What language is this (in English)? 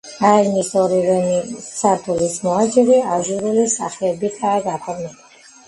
Georgian